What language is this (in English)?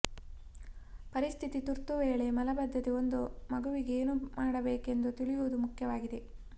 Kannada